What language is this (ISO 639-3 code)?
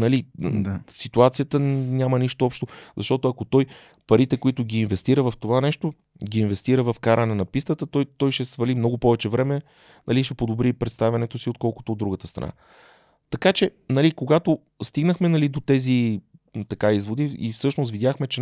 bul